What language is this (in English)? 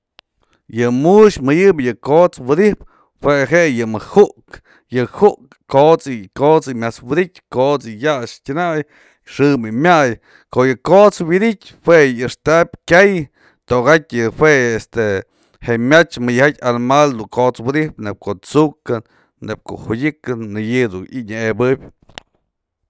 Mazatlán Mixe